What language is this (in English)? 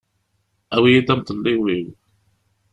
Kabyle